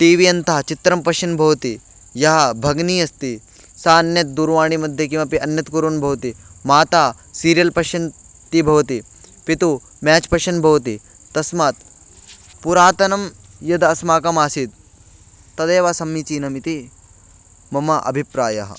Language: Sanskrit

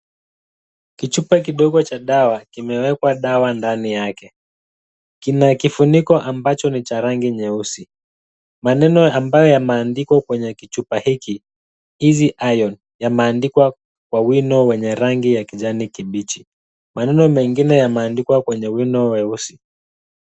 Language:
Swahili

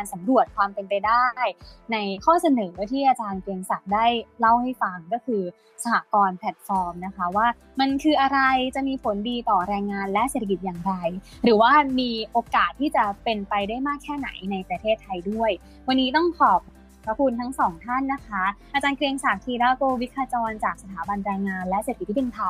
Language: Thai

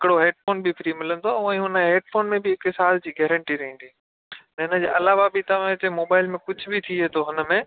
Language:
Sindhi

